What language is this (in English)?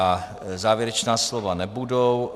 Czech